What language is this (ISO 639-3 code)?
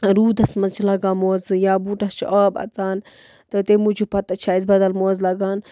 kas